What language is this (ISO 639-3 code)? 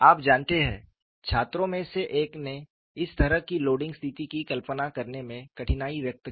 hin